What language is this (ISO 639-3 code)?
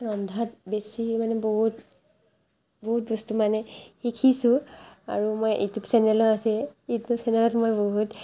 asm